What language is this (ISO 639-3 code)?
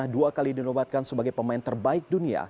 ind